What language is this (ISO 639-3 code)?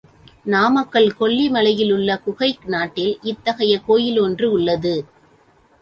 tam